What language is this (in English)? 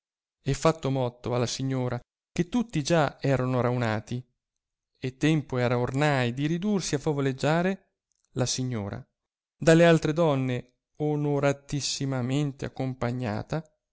Italian